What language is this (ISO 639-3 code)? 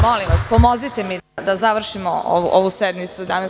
srp